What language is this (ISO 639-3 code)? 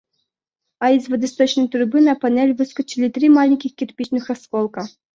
rus